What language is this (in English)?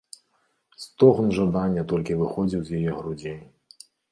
Belarusian